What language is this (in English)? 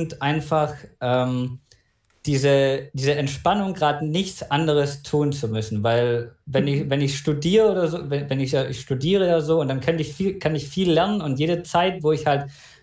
German